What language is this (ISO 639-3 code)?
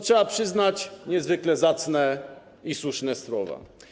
pol